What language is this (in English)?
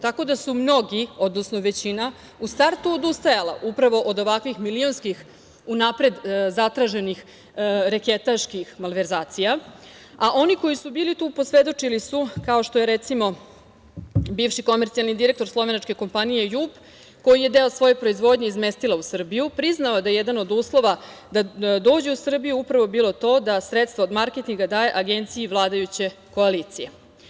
Serbian